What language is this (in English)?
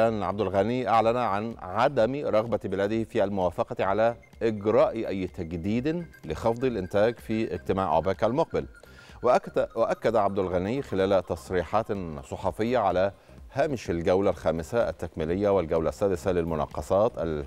Arabic